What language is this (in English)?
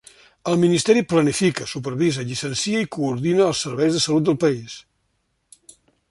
Catalan